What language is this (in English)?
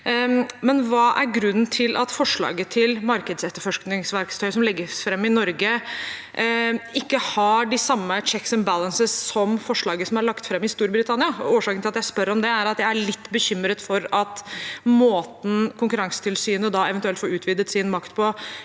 Norwegian